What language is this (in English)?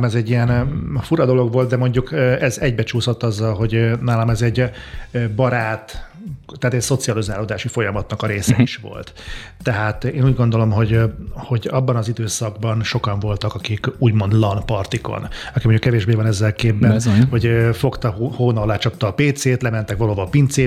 Hungarian